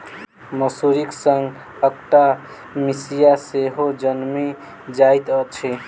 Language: Maithili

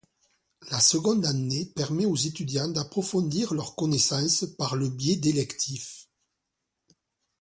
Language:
French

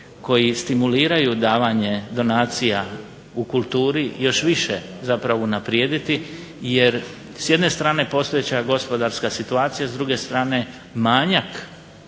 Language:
Croatian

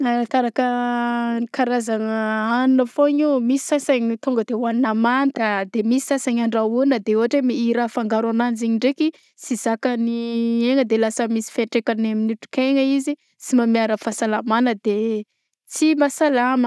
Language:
Southern Betsimisaraka Malagasy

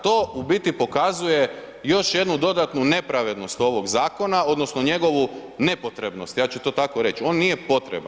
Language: Croatian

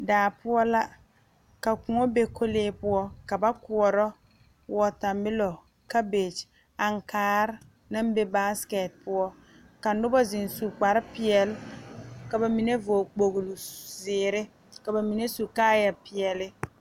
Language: Southern Dagaare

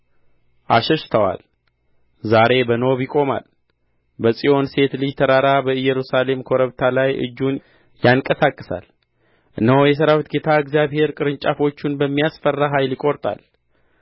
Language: Amharic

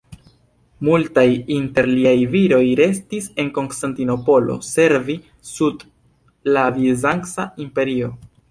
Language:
Esperanto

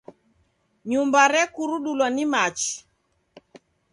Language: Taita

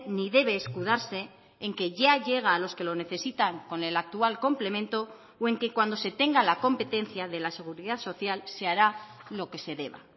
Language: Spanish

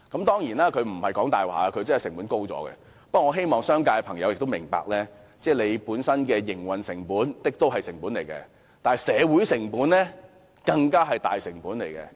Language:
Cantonese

